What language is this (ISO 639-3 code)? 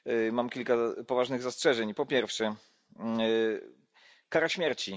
pol